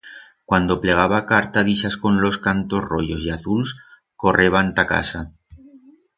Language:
Aragonese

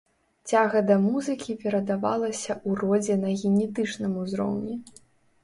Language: Belarusian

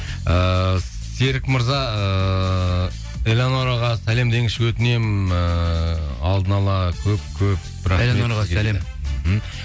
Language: Kazakh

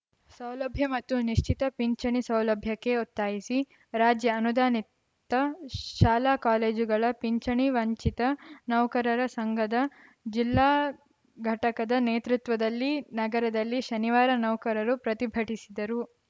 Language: Kannada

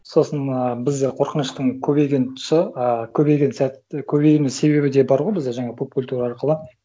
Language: Kazakh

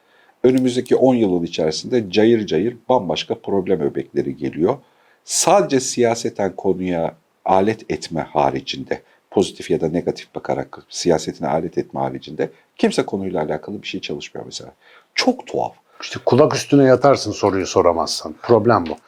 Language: Turkish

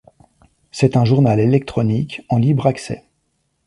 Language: French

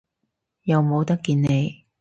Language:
Cantonese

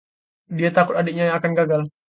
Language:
Indonesian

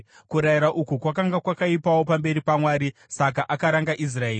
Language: Shona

